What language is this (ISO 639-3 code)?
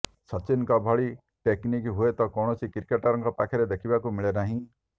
ori